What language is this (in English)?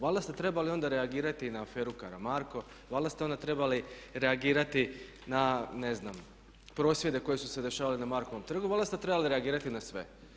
Croatian